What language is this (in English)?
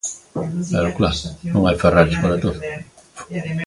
Galician